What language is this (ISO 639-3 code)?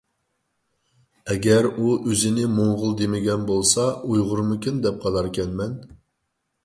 uig